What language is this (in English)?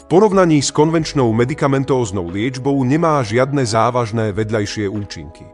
Slovak